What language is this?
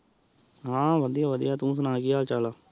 Punjabi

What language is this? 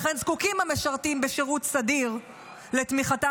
Hebrew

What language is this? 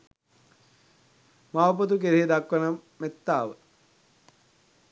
Sinhala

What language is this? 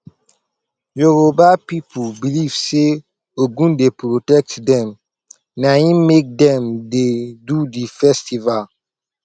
Nigerian Pidgin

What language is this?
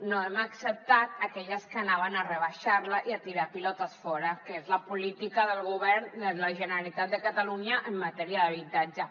Catalan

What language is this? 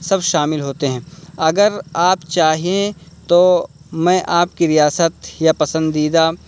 Urdu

